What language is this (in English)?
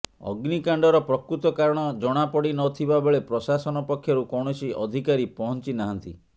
Odia